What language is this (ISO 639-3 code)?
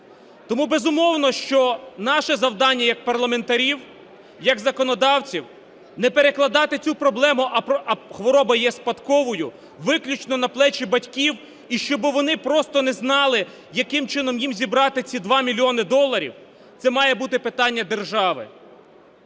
ukr